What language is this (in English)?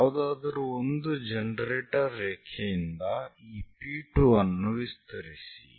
Kannada